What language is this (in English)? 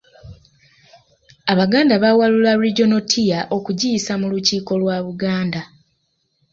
Ganda